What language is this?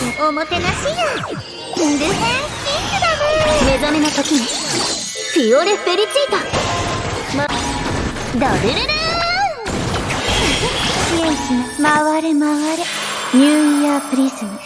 Japanese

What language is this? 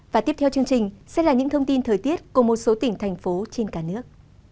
Vietnamese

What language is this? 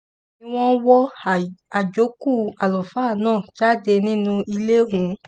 Yoruba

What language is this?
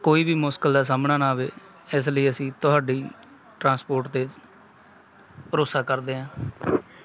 Punjabi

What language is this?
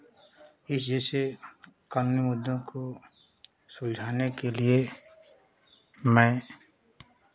Hindi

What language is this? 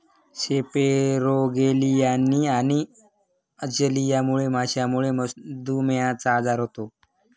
Marathi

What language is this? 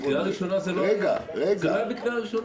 Hebrew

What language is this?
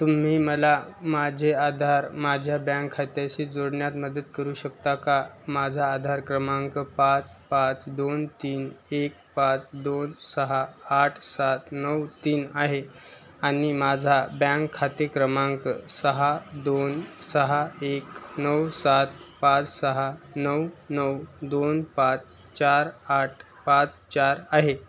Marathi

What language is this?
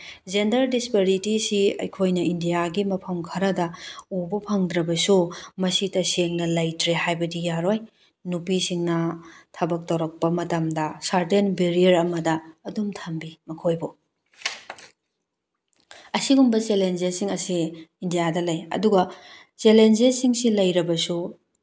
Manipuri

